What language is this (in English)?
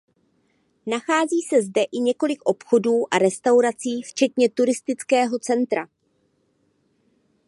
Czech